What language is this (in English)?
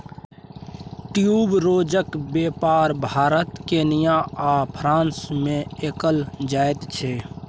Maithili